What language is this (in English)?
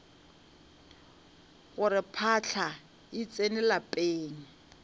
Northern Sotho